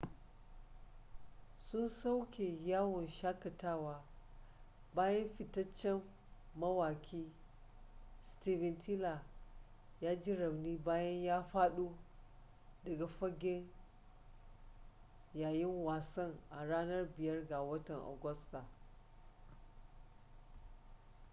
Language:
Hausa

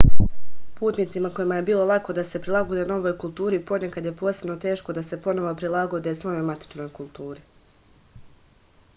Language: Serbian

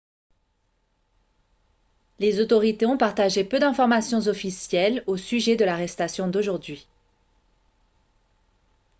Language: French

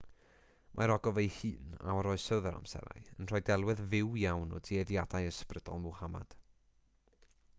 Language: Welsh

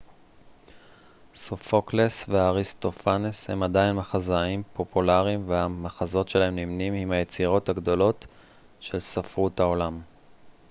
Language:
Hebrew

